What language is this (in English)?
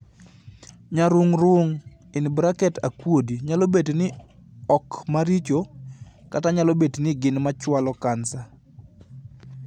Luo (Kenya and Tanzania)